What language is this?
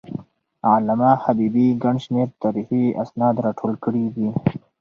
Pashto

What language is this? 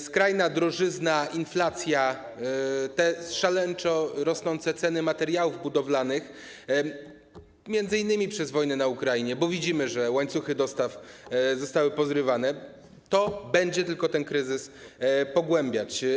Polish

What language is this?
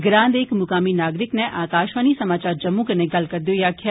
Dogri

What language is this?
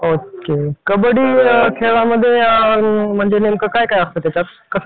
Marathi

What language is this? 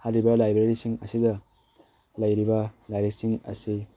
Manipuri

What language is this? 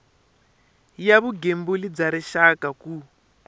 Tsonga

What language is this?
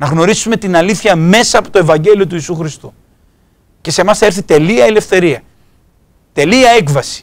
Greek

